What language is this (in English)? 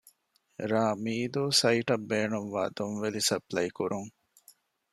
Divehi